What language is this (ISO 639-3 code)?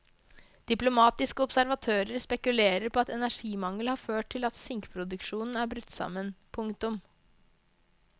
nor